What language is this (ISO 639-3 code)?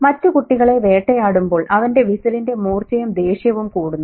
mal